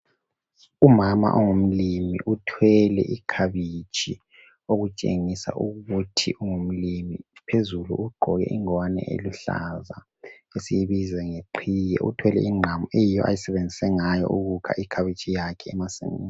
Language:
North Ndebele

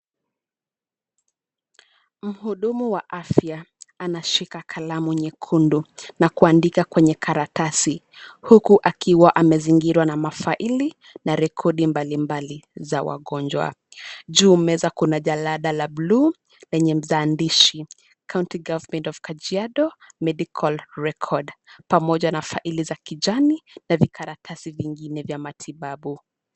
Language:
Swahili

